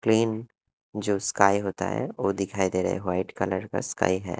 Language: Hindi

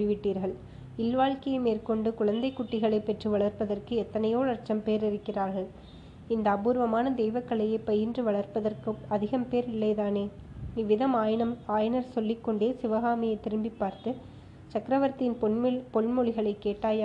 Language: Tamil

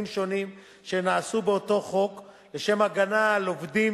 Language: Hebrew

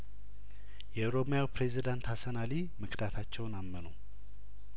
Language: Amharic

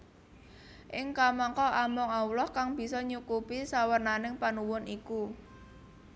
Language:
Javanese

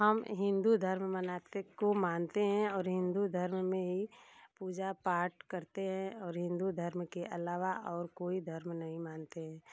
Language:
Hindi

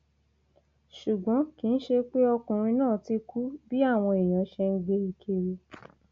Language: Yoruba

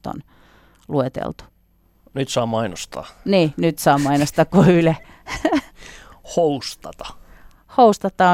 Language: Finnish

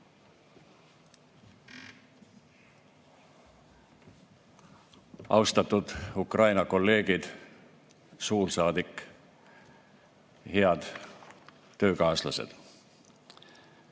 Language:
Estonian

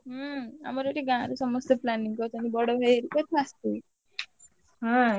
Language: Odia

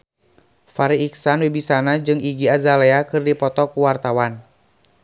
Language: Sundanese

